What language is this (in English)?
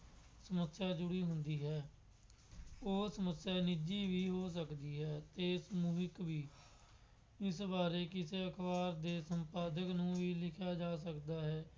Punjabi